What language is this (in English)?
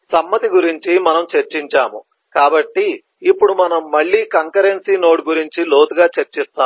Telugu